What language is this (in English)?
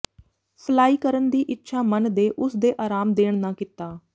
Punjabi